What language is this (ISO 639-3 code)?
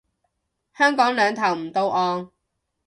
yue